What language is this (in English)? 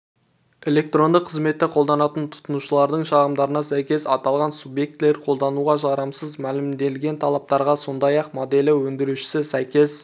Kazakh